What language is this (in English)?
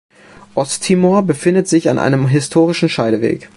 German